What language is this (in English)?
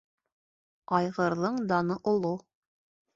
Bashkir